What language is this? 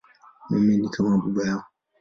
Swahili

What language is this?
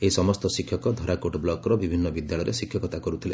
Odia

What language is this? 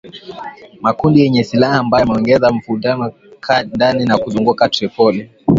Swahili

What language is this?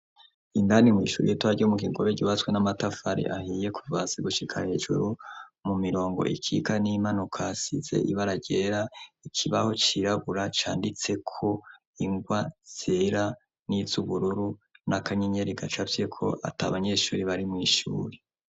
Rundi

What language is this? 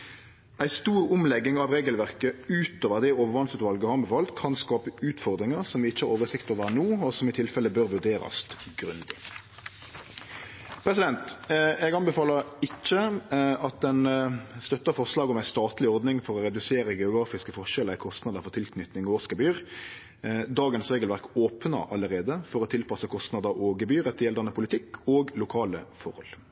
Norwegian Nynorsk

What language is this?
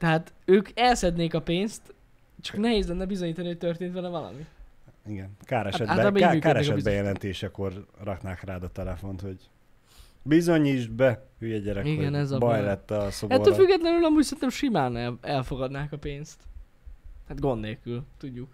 Hungarian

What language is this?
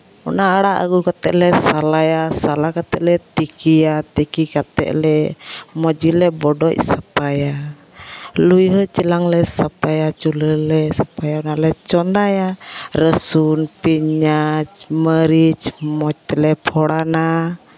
Santali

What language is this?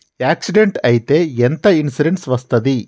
Telugu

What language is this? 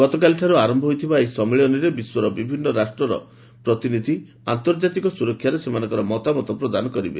Odia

